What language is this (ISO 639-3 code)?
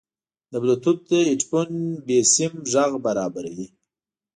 pus